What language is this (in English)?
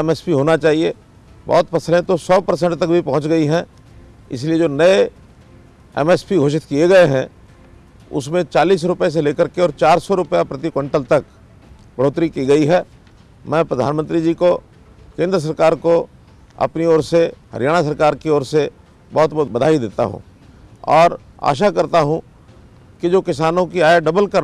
Hindi